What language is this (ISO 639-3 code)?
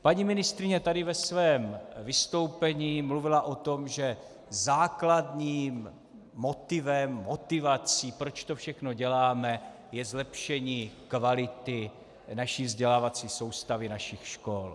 ces